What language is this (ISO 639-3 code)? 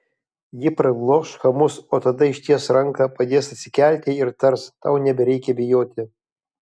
lit